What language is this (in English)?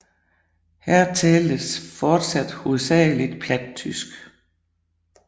Danish